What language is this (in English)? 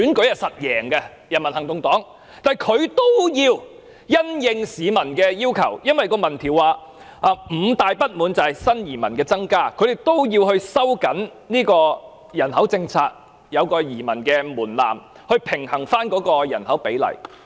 Cantonese